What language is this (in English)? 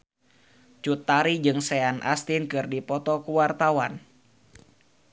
Sundanese